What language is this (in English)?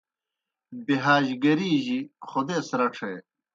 Kohistani Shina